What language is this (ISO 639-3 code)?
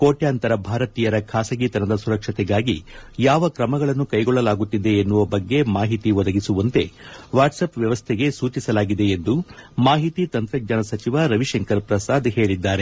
kan